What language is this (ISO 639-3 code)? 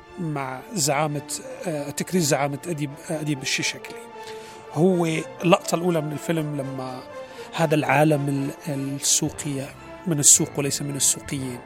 ara